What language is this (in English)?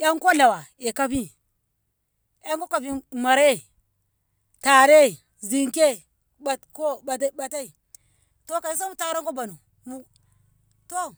Ngamo